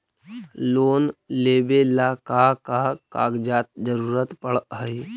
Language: Magahi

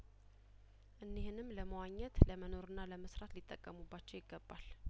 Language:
Amharic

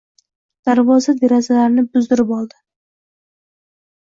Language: Uzbek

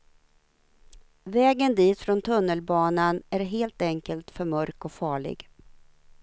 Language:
Swedish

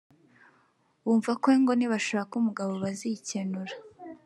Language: Kinyarwanda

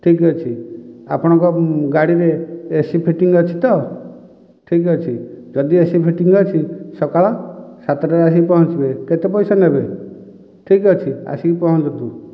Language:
Odia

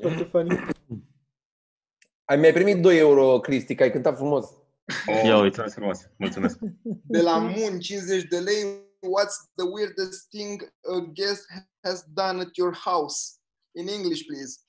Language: Romanian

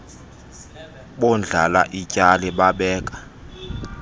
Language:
Xhosa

